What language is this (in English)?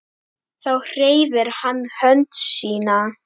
Icelandic